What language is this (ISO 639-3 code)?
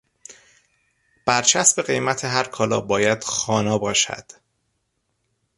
fas